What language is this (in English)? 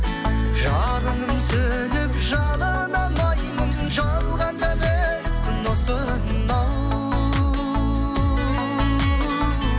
Kazakh